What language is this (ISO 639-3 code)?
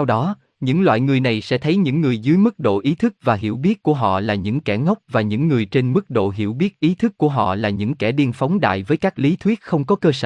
vie